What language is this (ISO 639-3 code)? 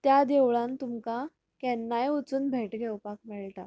kok